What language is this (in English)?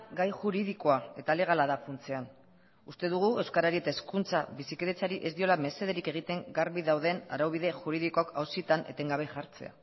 Basque